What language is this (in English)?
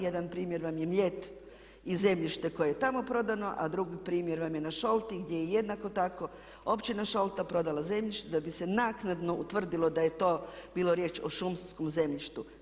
Croatian